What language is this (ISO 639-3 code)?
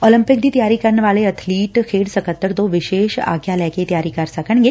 pan